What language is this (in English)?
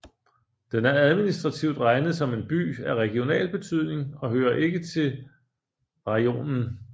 Danish